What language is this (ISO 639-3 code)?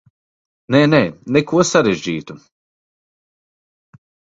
lav